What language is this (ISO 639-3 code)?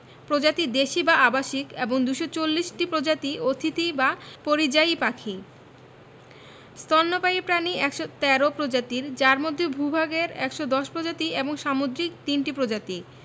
ben